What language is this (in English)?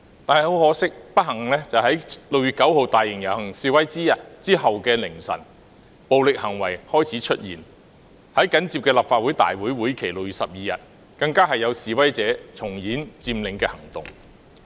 Cantonese